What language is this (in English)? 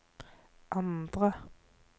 Norwegian